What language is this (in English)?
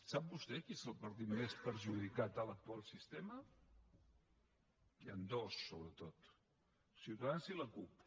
Catalan